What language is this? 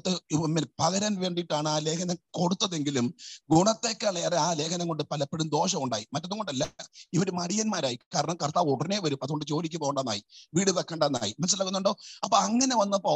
Malayalam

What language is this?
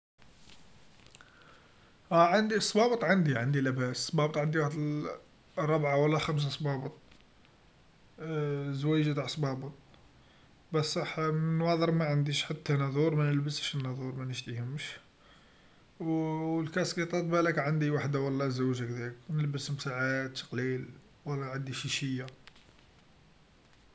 Algerian Arabic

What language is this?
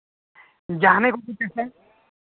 Santali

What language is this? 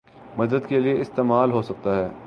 Urdu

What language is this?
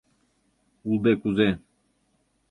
Mari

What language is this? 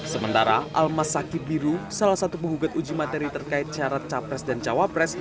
Indonesian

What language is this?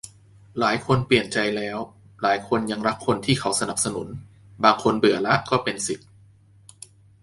Thai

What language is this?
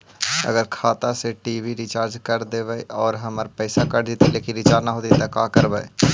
Magahi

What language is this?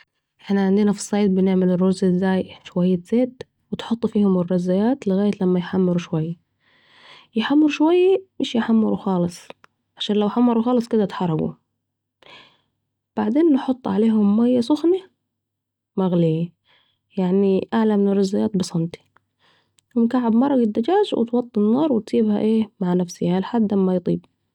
Saidi Arabic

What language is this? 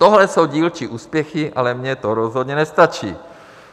Czech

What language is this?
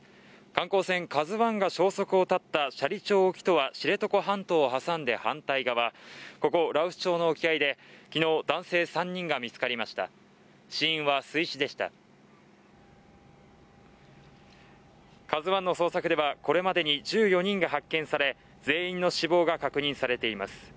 Japanese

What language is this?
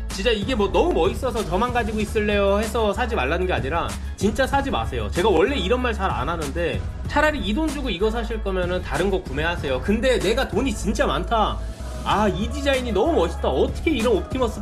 Korean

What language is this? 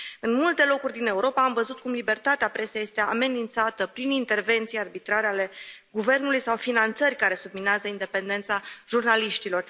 Romanian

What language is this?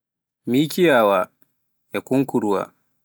Pular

